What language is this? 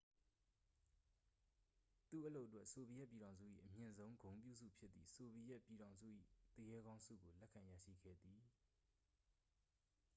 Burmese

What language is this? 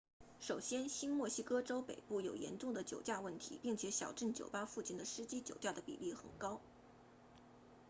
Chinese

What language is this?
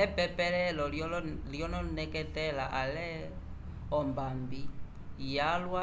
Umbundu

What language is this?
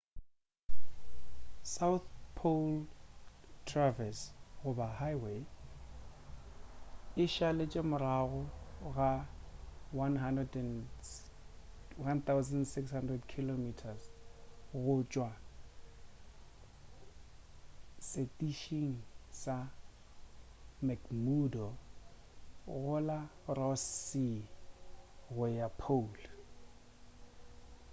Northern Sotho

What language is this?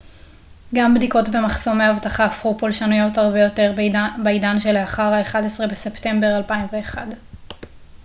Hebrew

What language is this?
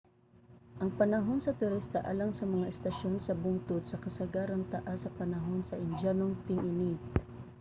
Cebuano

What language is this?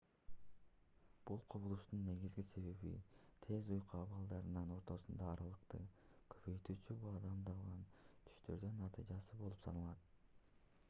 Kyrgyz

